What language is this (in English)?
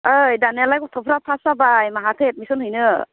Bodo